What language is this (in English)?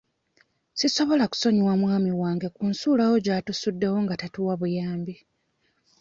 Ganda